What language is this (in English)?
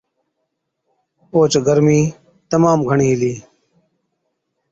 Od